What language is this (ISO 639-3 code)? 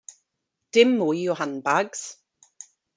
cym